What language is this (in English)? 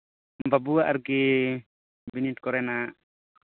Santali